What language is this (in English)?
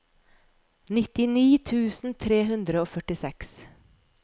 Norwegian